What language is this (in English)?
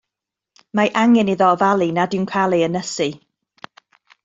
Welsh